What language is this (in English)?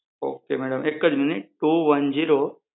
Gujarati